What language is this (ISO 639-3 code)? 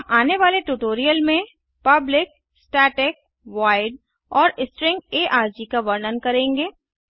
hin